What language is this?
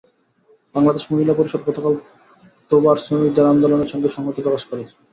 Bangla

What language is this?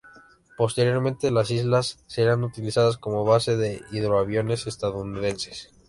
Spanish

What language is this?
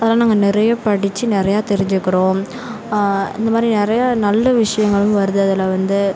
Tamil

